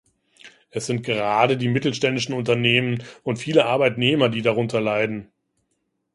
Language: German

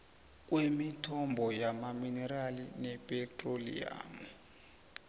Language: South Ndebele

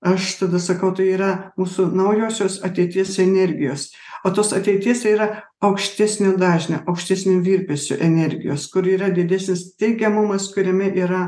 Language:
Lithuanian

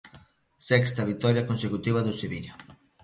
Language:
Galician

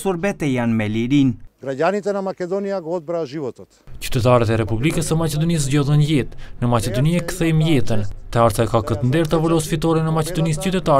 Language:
Romanian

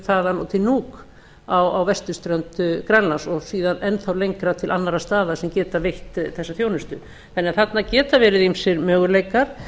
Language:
Icelandic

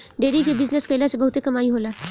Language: Bhojpuri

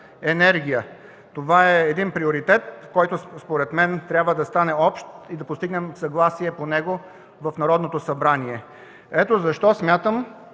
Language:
Bulgarian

